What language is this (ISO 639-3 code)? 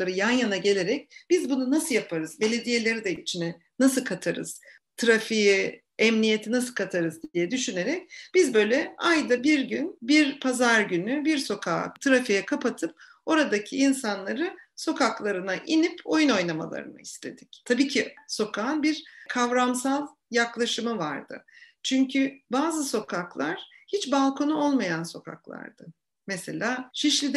tur